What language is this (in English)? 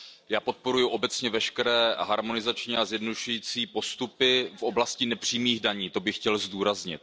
Czech